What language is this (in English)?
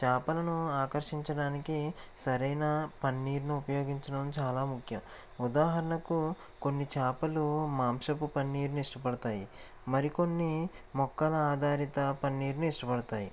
Telugu